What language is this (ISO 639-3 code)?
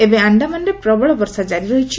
ori